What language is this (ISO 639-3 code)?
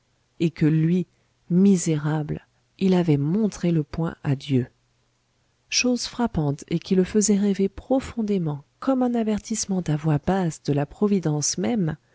fra